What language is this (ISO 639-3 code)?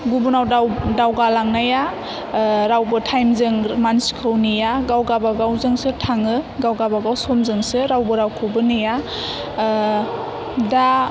brx